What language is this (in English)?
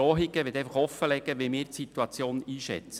Swiss German